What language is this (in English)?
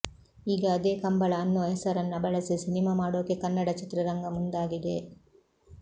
Kannada